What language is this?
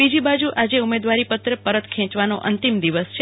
Gujarati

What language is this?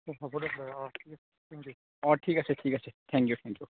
Assamese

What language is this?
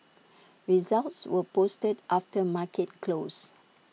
English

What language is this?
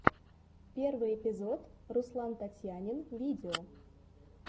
Russian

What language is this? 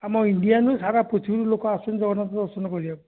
Odia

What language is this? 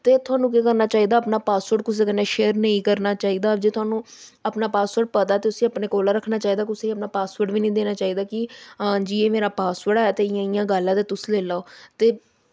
Dogri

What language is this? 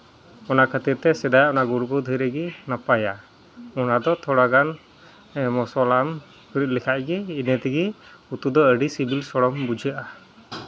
Santali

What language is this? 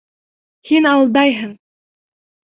Bashkir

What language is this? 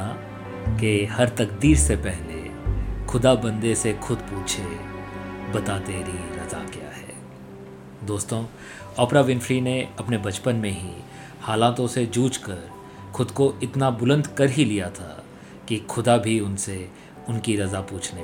Hindi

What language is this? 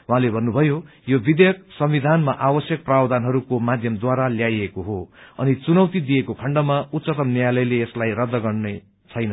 Nepali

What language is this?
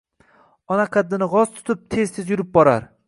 Uzbek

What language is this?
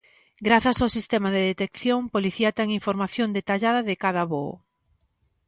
Galician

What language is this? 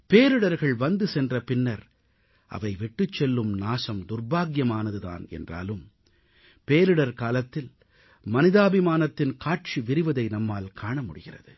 Tamil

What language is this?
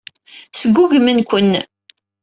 Kabyle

